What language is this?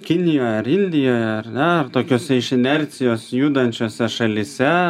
Lithuanian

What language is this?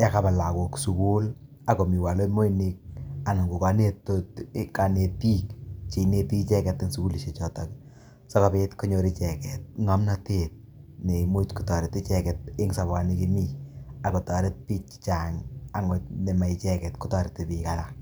Kalenjin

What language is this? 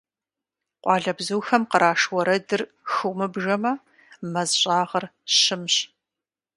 Kabardian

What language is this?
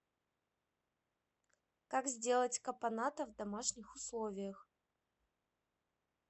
Russian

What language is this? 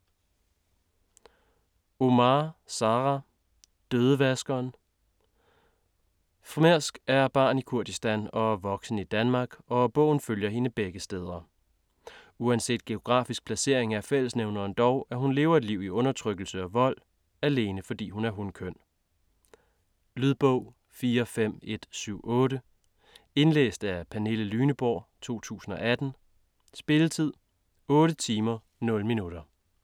Danish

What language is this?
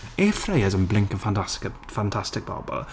Welsh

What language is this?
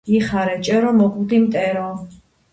Georgian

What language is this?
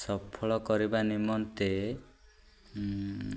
Odia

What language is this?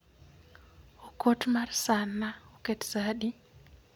Luo (Kenya and Tanzania)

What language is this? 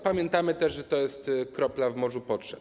Polish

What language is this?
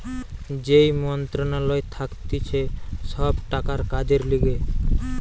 Bangla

